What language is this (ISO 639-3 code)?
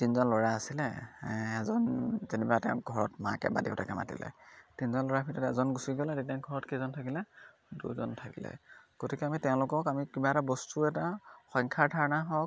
asm